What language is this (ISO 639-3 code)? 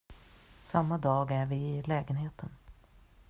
swe